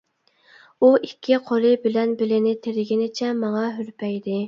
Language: Uyghur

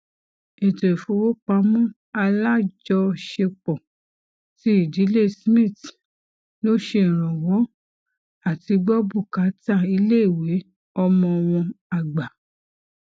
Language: Yoruba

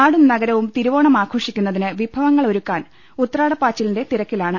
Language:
Malayalam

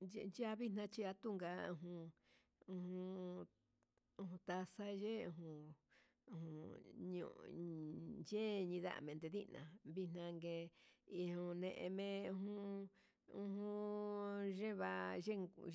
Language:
Huitepec Mixtec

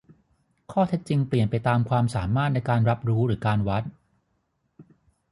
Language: Thai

